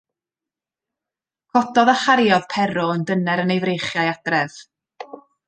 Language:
Welsh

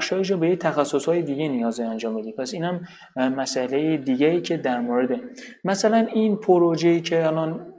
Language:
Persian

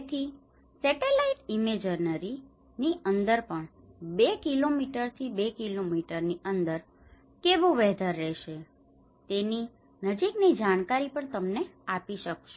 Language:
Gujarati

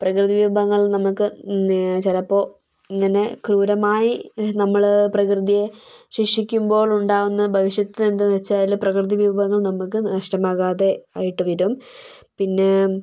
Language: Malayalam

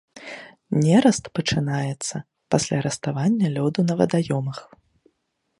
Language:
Belarusian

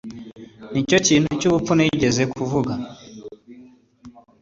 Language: Kinyarwanda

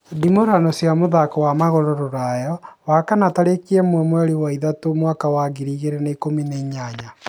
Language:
Kikuyu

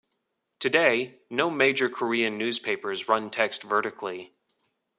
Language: English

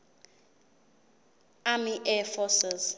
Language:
Zulu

